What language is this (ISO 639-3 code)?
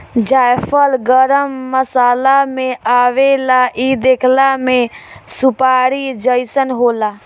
bho